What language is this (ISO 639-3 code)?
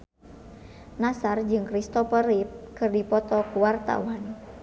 sun